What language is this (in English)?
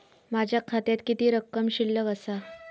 Marathi